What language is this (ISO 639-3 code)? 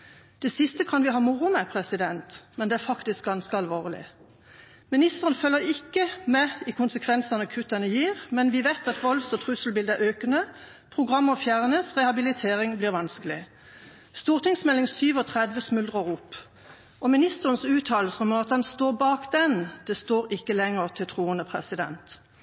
nob